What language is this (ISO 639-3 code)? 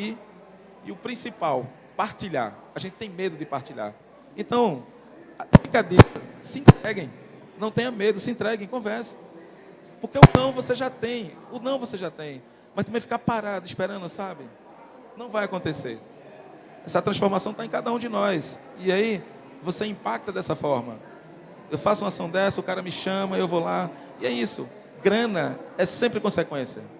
por